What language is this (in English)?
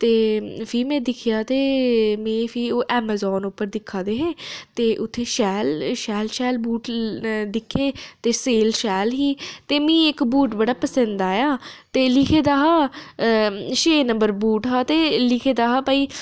Dogri